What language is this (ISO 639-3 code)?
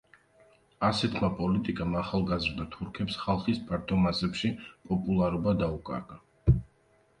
kat